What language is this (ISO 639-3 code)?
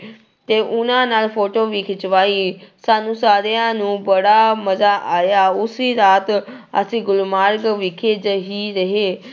pan